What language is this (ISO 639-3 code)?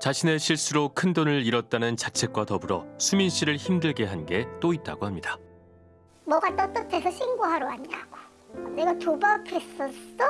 kor